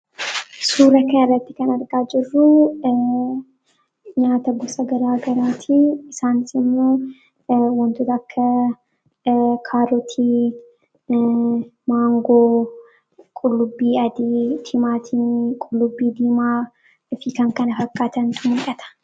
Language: Oromo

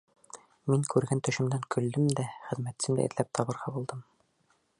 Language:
Bashkir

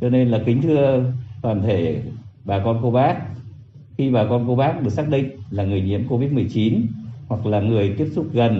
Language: Vietnamese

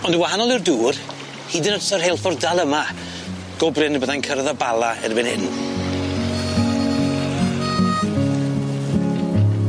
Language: Welsh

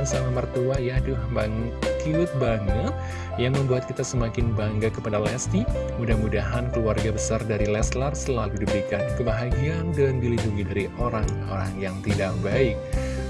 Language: Indonesian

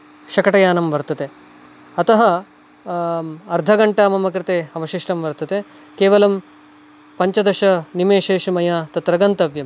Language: Sanskrit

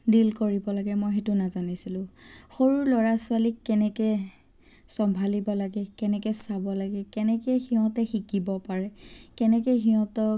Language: Assamese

